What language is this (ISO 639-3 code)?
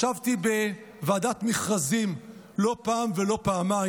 heb